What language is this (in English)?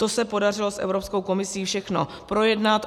Czech